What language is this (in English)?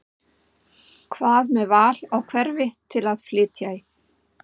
Icelandic